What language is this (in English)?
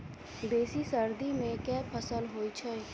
Maithili